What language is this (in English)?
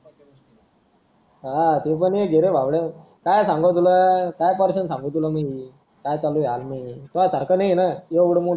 Marathi